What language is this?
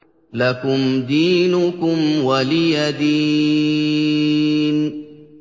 Arabic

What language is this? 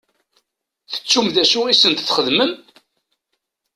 Kabyle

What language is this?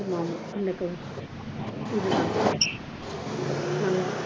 Tamil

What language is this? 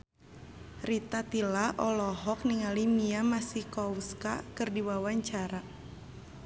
Sundanese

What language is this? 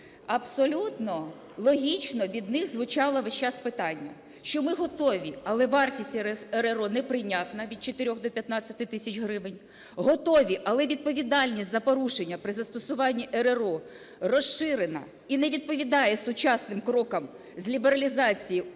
Ukrainian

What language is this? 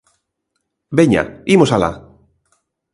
Galician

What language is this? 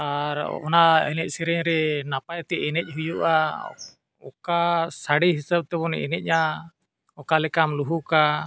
Santali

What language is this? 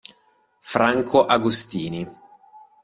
Italian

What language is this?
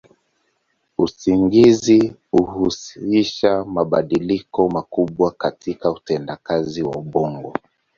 Swahili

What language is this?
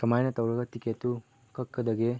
Manipuri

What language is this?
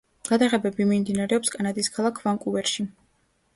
Georgian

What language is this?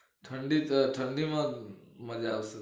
Gujarati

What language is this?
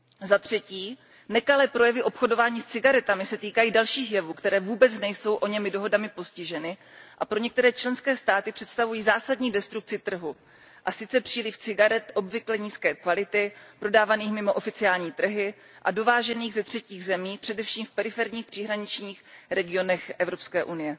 Czech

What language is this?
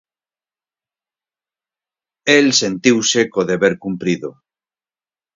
Galician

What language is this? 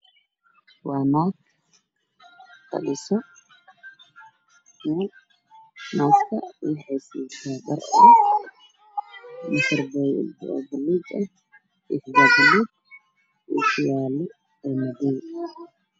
Somali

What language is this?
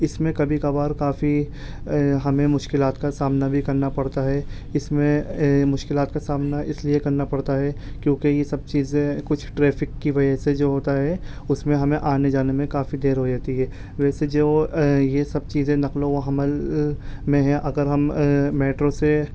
Urdu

